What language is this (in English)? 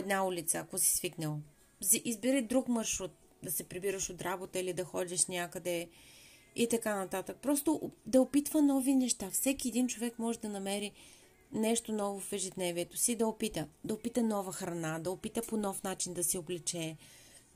Bulgarian